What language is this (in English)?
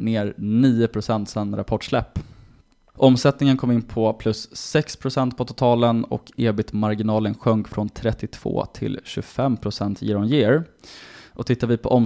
Swedish